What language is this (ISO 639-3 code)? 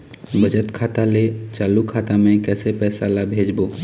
hne